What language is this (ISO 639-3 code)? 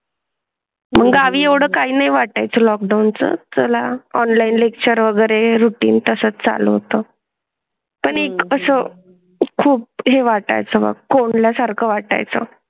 mar